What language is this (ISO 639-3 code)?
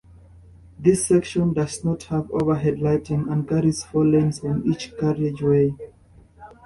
eng